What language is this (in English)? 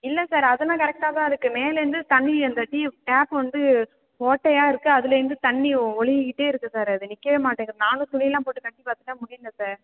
Tamil